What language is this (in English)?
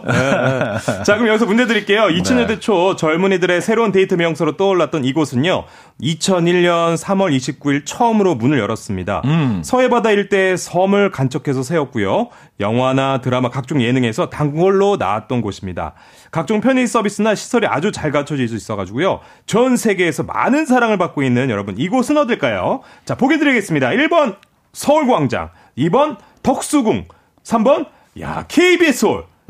Korean